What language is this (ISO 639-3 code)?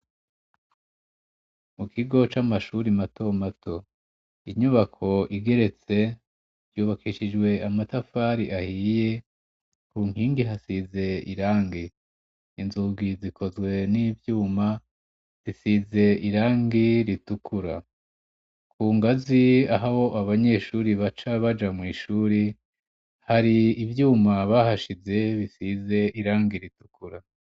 run